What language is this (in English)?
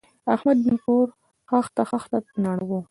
Pashto